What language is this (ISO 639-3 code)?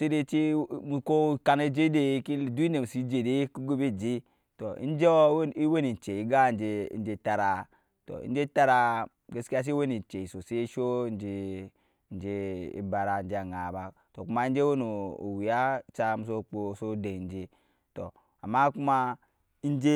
yes